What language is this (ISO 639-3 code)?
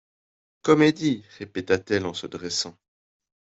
fra